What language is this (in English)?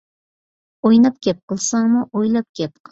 Uyghur